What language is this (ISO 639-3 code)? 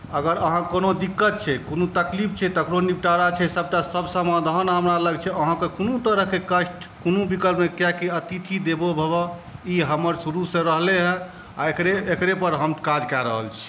mai